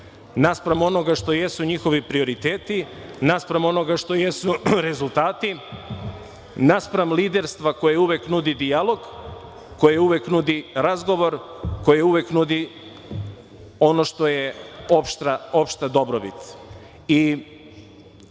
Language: Serbian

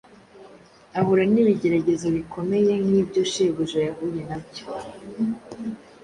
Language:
Kinyarwanda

